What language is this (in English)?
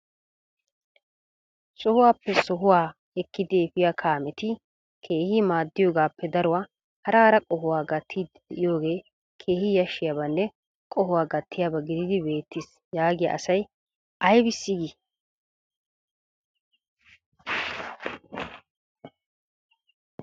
Wolaytta